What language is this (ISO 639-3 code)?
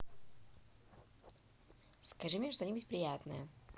rus